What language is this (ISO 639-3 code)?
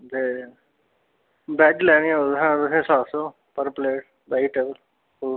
doi